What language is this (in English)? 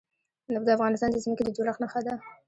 Pashto